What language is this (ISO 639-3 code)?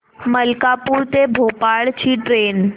mar